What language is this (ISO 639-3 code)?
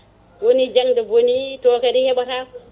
ful